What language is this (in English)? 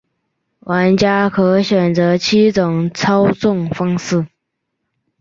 Chinese